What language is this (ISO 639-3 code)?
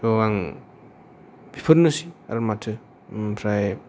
brx